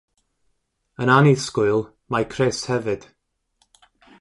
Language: Welsh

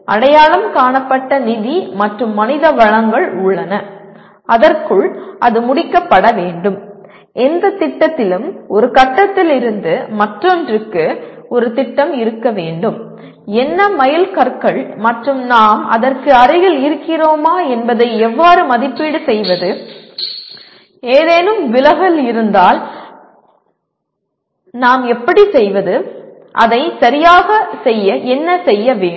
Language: Tamil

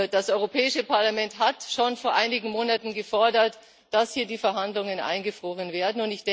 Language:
German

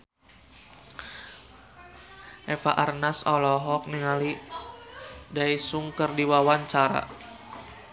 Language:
Sundanese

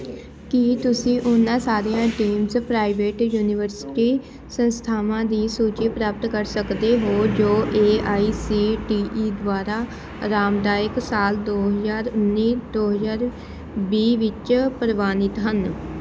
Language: Punjabi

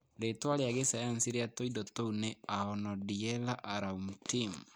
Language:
Kikuyu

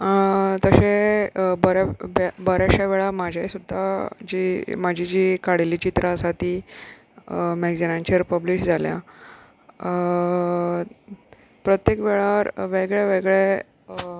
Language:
Konkani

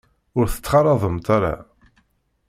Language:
Kabyle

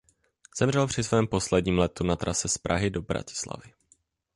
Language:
Czech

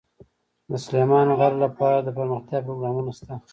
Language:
Pashto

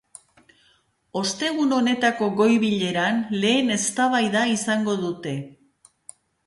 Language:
Basque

